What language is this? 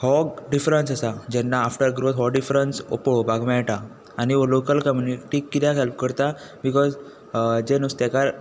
Konkani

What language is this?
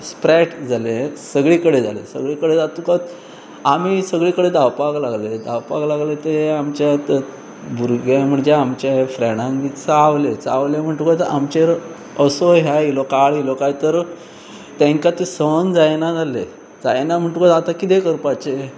Konkani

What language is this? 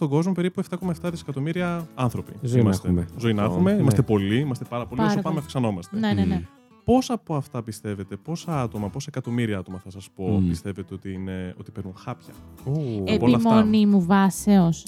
Greek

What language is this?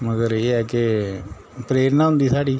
Dogri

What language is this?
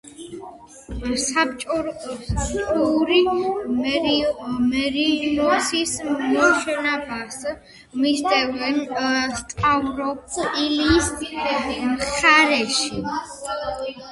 Georgian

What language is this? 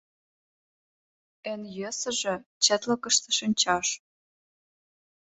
Mari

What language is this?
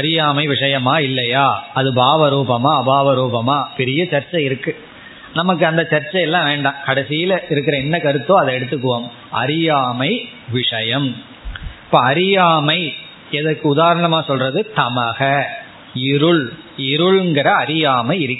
Tamil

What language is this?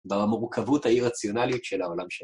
Hebrew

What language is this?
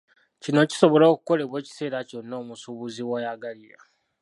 Ganda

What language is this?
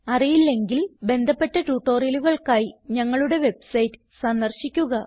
Malayalam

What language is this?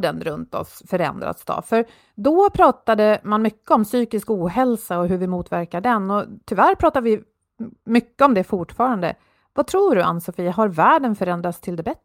Swedish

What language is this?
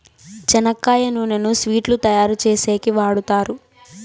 Telugu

